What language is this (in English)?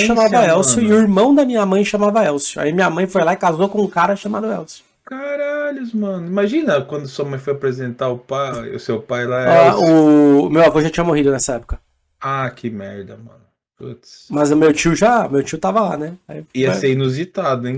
Portuguese